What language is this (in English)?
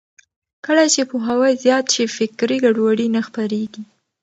Pashto